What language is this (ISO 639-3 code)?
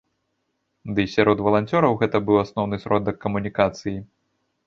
bel